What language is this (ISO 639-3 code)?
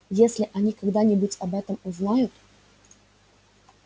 rus